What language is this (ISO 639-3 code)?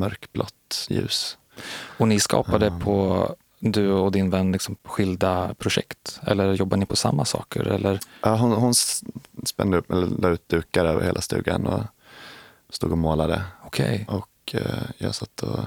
swe